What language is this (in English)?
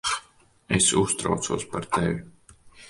Latvian